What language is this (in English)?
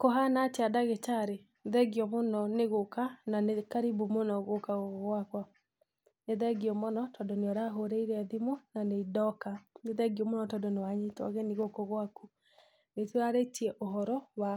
Kikuyu